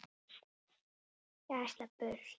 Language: Icelandic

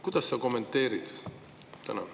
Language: Estonian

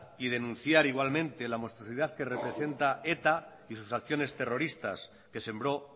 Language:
Spanish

